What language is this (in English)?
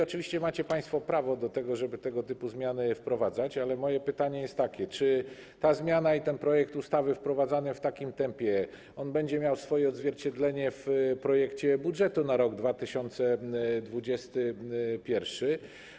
Polish